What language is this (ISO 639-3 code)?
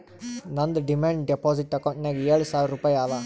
kan